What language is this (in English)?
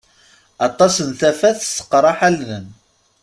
Kabyle